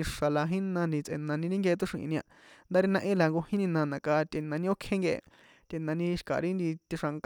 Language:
San Juan Atzingo Popoloca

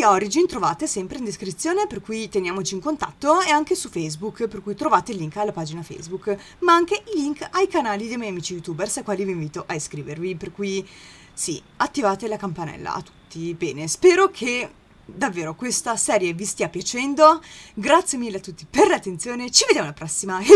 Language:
Italian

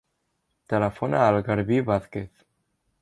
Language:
Catalan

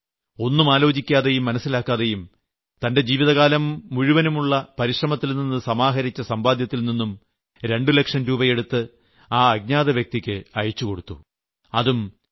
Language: Malayalam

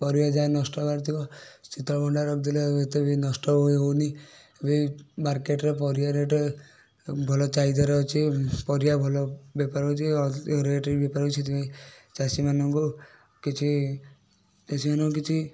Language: Odia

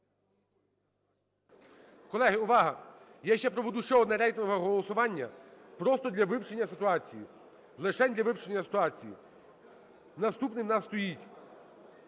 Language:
Ukrainian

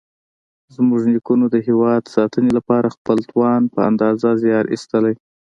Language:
Pashto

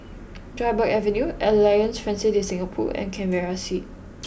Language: English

